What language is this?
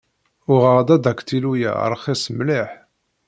Kabyle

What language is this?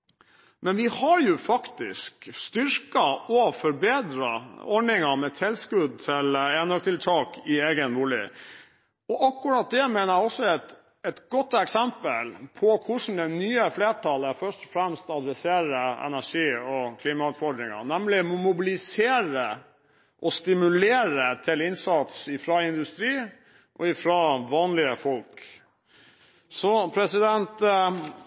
Norwegian Bokmål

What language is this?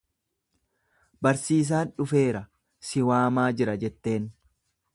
Oromo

